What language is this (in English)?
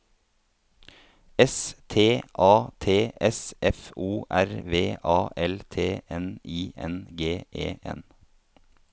Norwegian